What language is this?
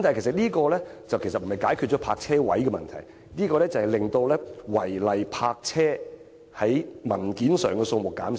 Cantonese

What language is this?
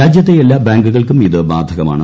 Malayalam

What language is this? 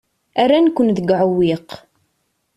Kabyle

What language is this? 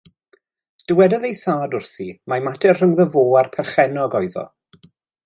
Welsh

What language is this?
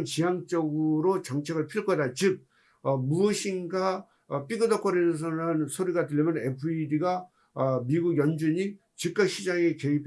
Korean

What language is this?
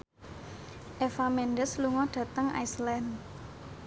Javanese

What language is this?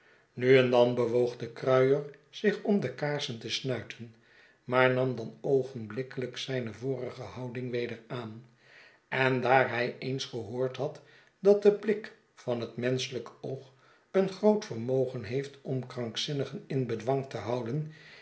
Dutch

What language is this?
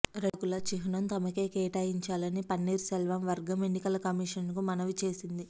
Telugu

